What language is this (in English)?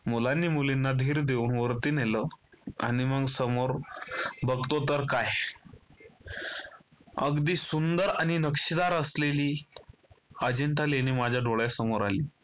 Marathi